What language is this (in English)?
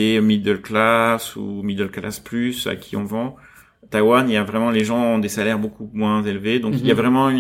French